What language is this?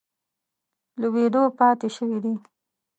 Pashto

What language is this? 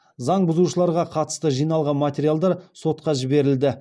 Kazakh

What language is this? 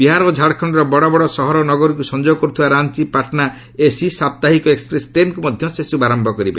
Odia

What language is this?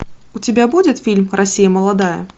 Russian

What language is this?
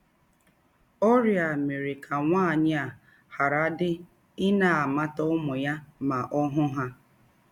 Igbo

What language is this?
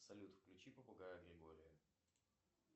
Russian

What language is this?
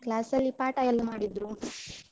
Kannada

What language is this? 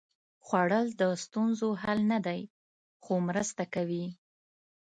Pashto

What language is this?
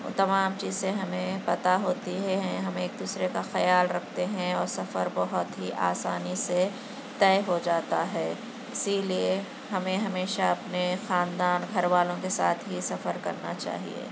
Urdu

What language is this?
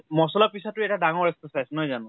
Assamese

